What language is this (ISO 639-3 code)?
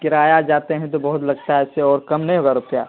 urd